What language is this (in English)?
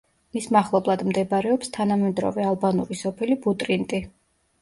Georgian